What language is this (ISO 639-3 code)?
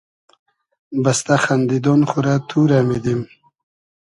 haz